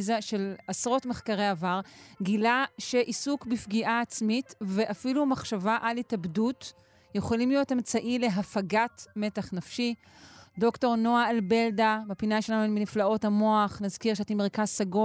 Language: Hebrew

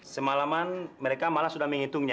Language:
Indonesian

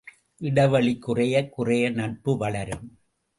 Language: Tamil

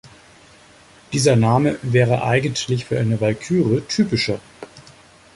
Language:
German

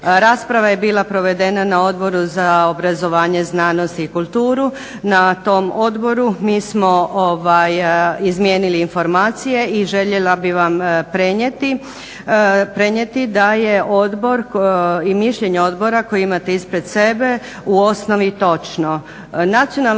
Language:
Croatian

